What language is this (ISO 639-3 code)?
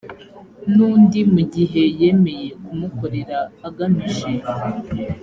kin